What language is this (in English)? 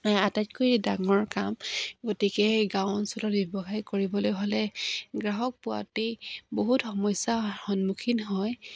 Assamese